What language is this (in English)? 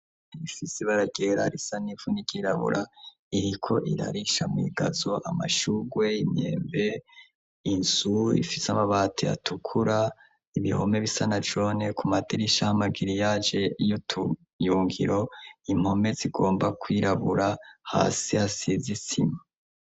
Rundi